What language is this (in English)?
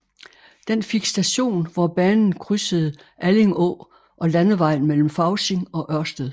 Danish